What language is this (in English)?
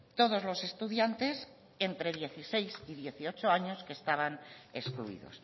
Spanish